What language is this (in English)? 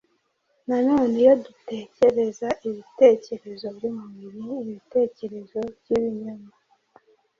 Kinyarwanda